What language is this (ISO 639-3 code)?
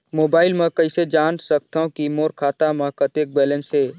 hne